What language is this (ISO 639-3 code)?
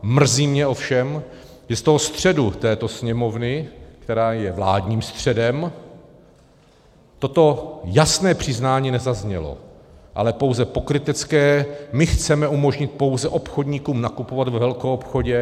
ces